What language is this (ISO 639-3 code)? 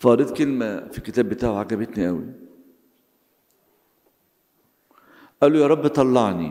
ara